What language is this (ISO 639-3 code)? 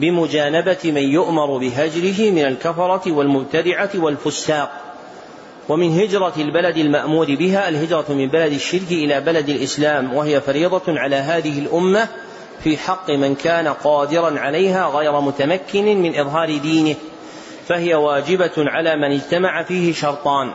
ara